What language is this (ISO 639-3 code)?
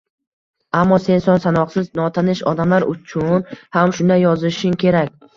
uzb